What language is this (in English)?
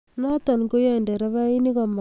Kalenjin